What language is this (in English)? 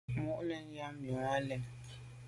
Medumba